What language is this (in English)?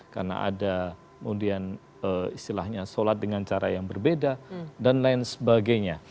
Indonesian